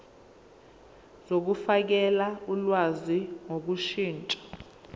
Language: Zulu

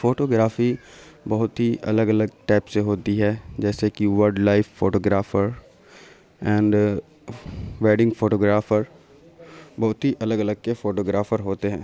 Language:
Urdu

